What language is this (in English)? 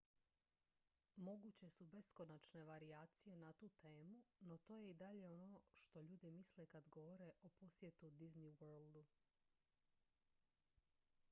Croatian